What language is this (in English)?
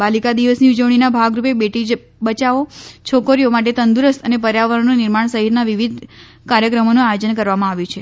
Gujarati